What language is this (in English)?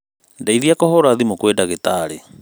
Kikuyu